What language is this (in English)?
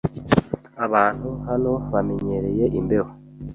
Kinyarwanda